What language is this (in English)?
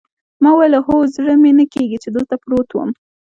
Pashto